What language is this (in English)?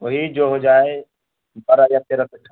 Urdu